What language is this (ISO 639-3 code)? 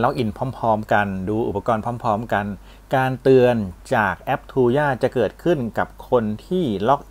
tha